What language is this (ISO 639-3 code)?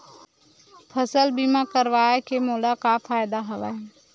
hne